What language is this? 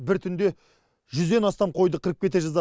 Kazakh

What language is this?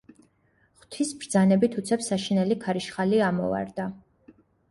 Georgian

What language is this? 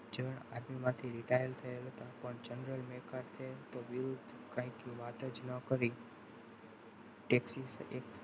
Gujarati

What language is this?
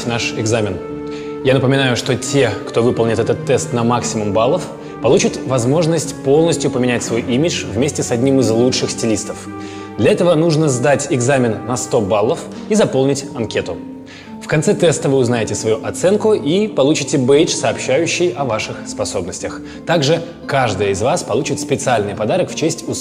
Russian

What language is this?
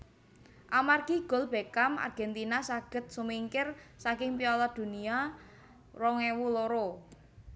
Javanese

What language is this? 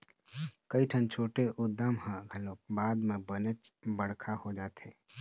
Chhattisgarhi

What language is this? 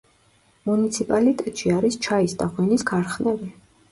Georgian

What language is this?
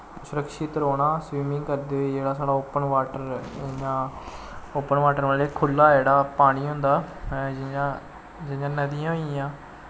Dogri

